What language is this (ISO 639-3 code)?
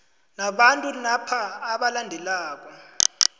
nbl